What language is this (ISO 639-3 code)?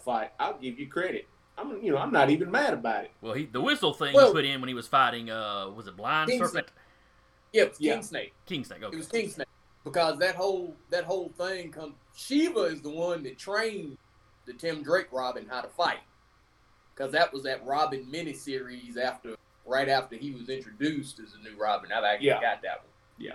eng